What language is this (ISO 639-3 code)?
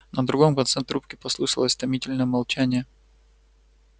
rus